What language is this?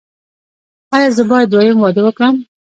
Pashto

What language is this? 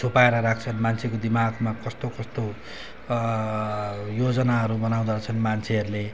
Nepali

